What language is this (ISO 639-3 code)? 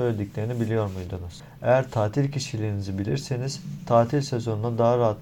tur